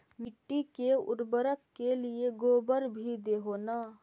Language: Magahi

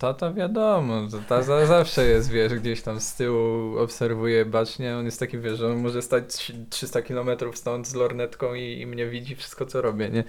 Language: Polish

